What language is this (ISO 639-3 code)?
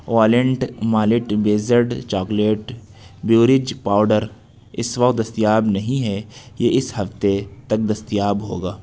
urd